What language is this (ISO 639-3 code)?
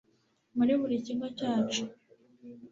kin